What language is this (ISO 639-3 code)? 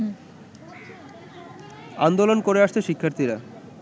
ben